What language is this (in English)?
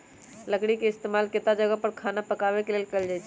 Magahi